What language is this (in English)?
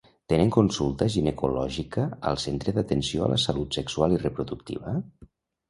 Catalan